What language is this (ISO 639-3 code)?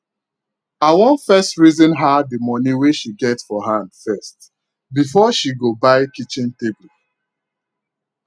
pcm